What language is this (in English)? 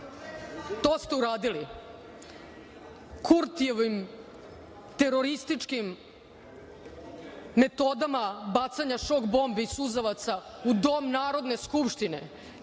Serbian